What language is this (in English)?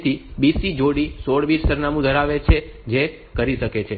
Gujarati